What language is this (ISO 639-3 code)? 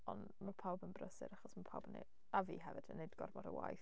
cym